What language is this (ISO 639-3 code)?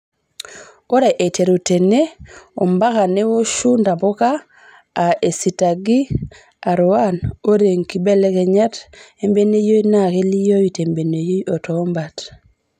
mas